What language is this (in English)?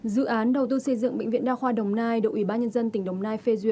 Vietnamese